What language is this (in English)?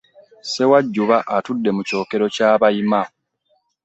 Ganda